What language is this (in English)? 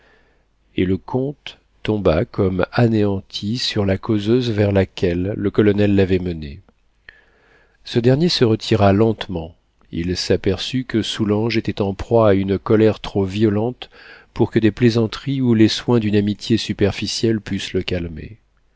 French